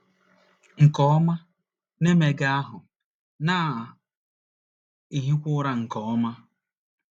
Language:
Igbo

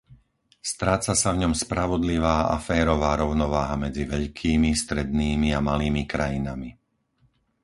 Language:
Slovak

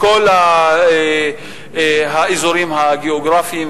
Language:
Hebrew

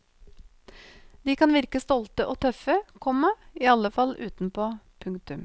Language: Norwegian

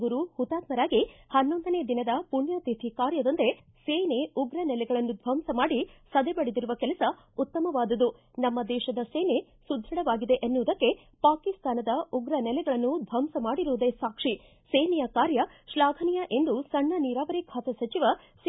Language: Kannada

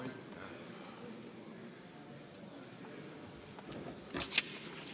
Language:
Estonian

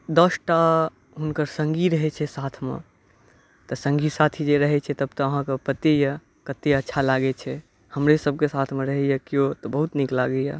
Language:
Maithili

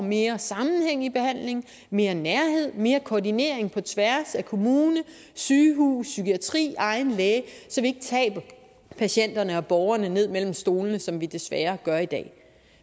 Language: Danish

